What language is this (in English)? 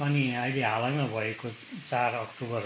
Nepali